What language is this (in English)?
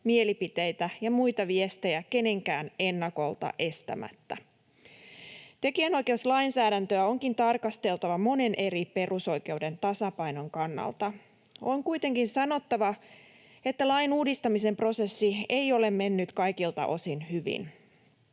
Finnish